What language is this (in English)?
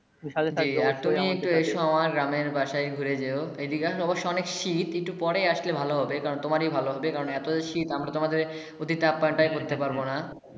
Bangla